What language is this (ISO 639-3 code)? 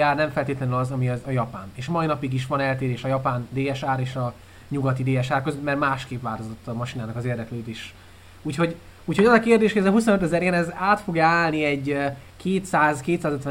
hun